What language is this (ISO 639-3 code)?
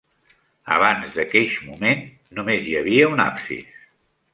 cat